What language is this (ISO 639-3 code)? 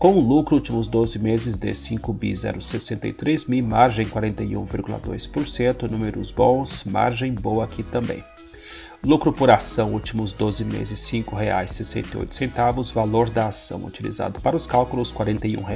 por